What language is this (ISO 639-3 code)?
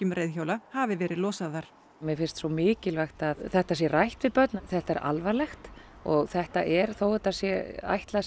isl